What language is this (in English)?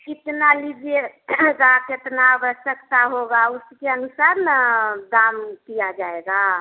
Hindi